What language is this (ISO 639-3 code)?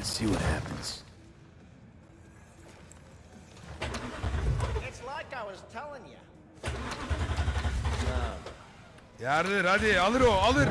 tur